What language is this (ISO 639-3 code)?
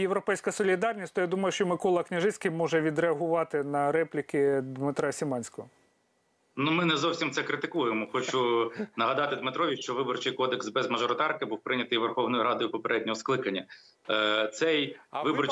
ukr